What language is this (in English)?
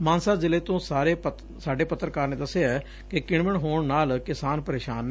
Punjabi